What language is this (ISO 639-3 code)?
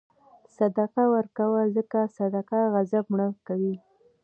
pus